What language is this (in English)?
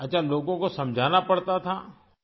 Urdu